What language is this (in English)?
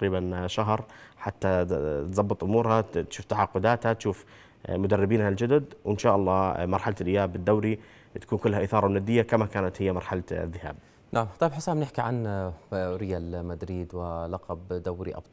Arabic